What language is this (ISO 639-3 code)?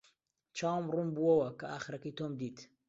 ckb